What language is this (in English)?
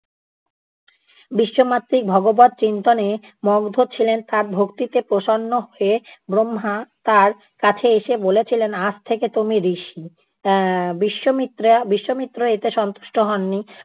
Bangla